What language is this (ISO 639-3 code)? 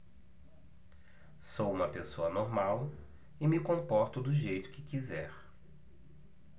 por